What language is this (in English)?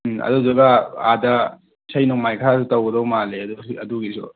Manipuri